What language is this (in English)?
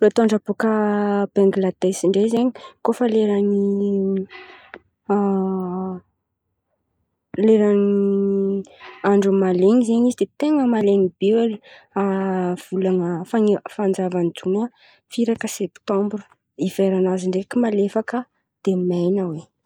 Antankarana Malagasy